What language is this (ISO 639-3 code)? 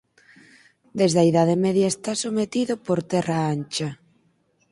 glg